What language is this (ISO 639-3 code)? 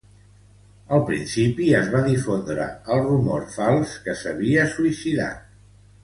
cat